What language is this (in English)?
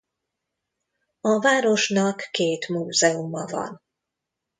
Hungarian